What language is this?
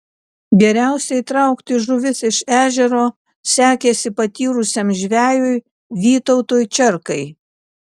Lithuanian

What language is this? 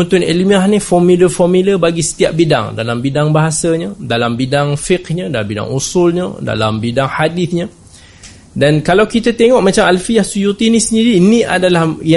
Malay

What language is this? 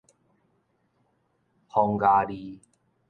Min Nan Chinese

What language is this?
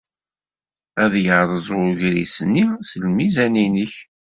Kabyle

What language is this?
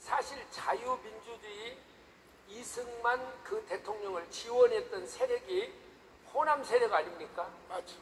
Korean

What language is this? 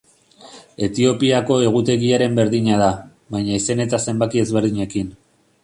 Basque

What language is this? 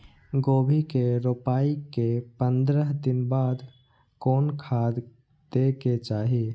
Maithili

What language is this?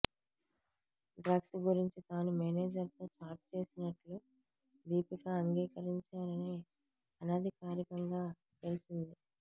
Telugu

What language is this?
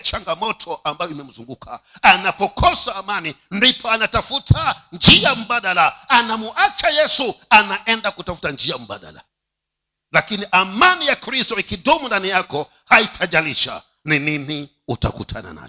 Swahili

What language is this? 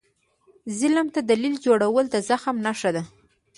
Pashto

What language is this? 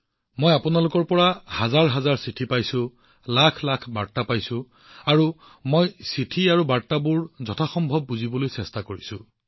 Assamese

